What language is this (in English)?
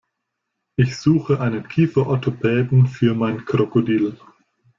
German